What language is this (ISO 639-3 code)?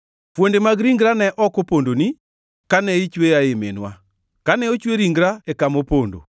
luo